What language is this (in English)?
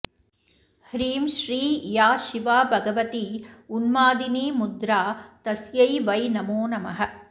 Sanskrit